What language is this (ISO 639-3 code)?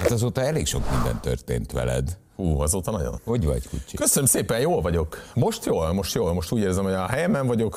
hun